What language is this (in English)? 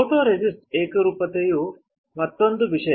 Kannada